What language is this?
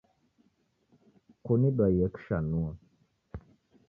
Taita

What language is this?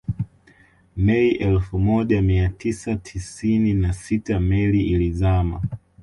Swahili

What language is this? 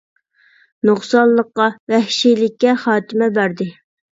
Uyghur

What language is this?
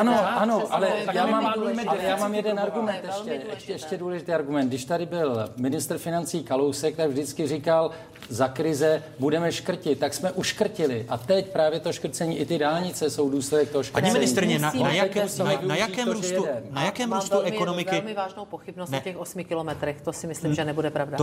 Czech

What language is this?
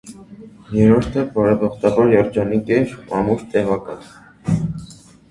Armenian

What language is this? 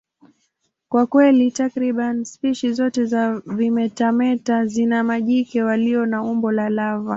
Swahili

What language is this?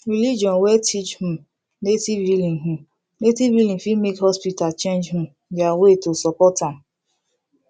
Nigerian Pidgin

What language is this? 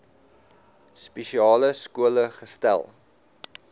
Afrikaans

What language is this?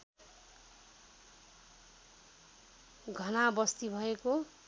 Nepali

